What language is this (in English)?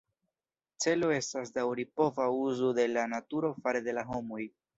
Esperanto